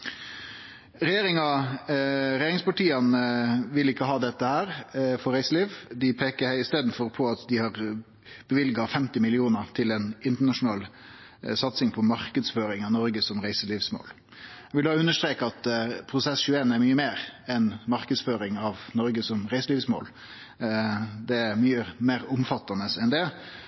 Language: Norwegian Nynorsk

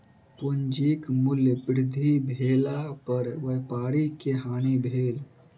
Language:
Maithili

